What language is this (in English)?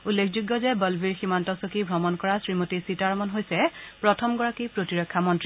Assamese